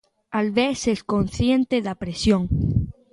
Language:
Galician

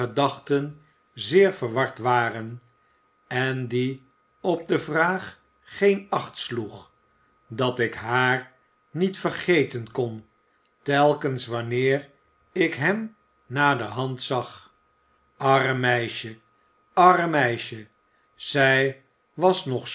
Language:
Dutch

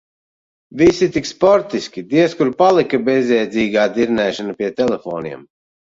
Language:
Latvian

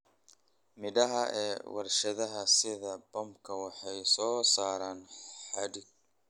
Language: Somali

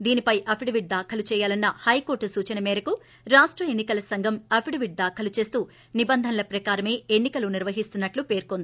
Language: Telugu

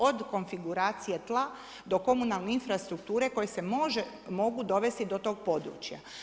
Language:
Croatian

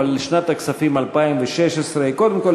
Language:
Hebrew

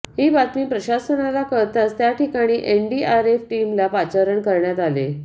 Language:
Marathi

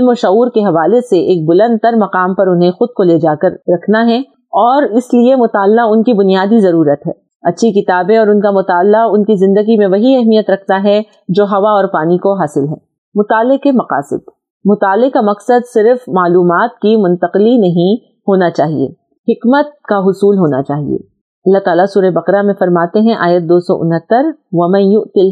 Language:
Urdu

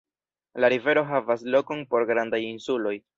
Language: Esperanto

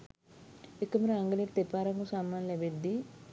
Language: Sinhala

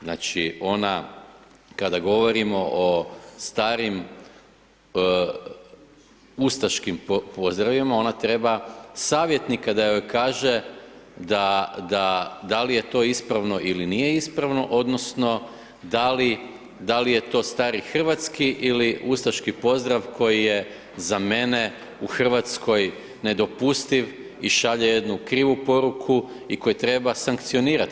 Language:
Croatian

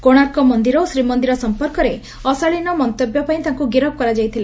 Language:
Odia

